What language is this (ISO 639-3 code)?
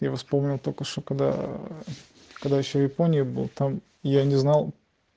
rus